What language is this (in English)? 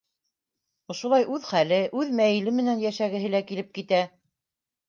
Bashkir